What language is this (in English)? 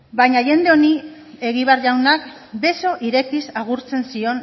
Basque